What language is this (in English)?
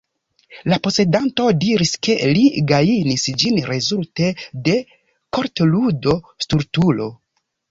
Esperanto